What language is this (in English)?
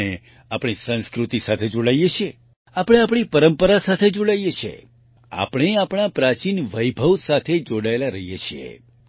Gujarati